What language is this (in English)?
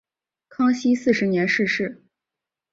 Chinese